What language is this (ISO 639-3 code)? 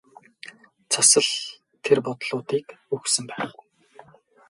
mon